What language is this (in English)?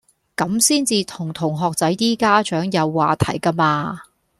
Cantonese